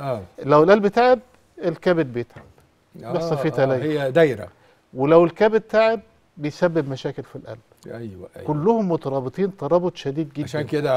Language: Arabic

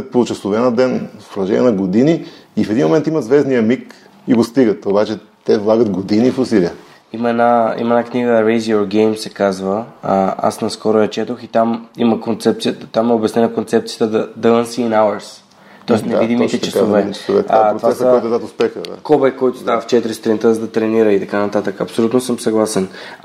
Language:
Bulgarian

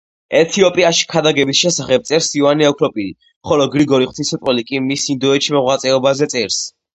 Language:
Georgian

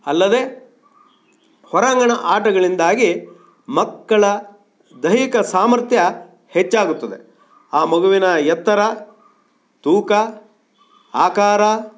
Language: Kannada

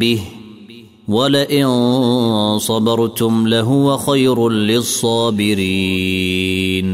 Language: Arabic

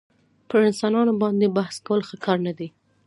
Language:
Pashto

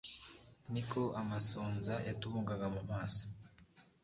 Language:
Kinyarwanda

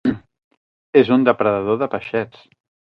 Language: Catalan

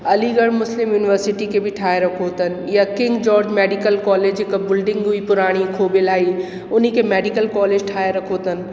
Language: Sindhi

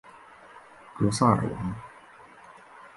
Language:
Chinese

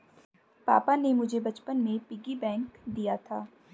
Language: Hindi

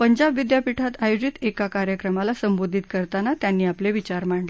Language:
Marathi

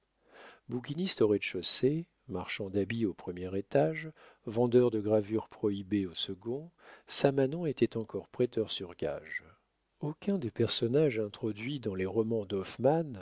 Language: French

